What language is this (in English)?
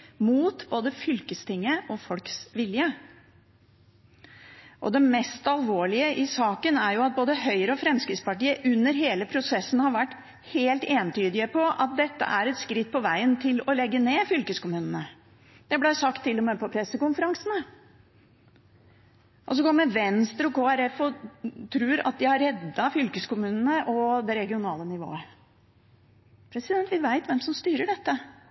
Norwegian Bokmål